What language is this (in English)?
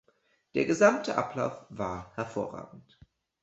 German